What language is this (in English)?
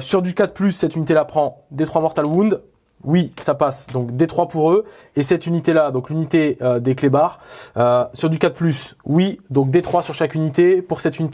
French